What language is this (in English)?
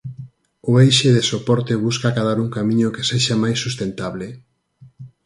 Galician